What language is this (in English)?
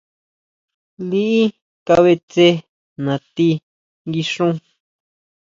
Huautla Mazatec